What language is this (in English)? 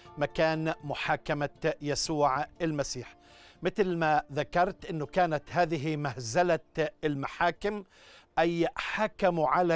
Arabic